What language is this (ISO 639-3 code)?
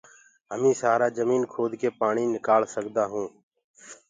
ggg